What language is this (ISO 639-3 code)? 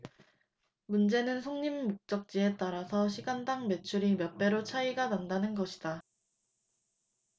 kor